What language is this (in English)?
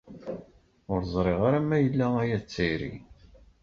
Kabyle